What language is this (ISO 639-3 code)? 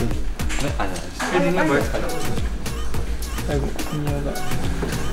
kor